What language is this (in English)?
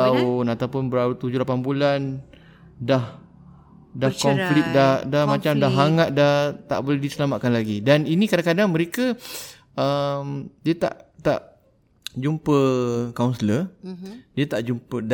Malay